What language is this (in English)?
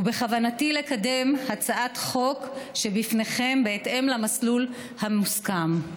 Hebrew